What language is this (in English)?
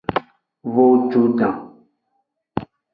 Aja (Benin)